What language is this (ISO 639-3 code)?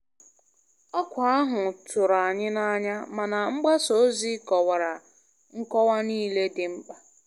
ibo